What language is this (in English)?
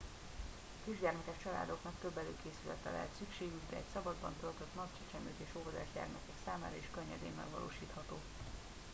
Hungarian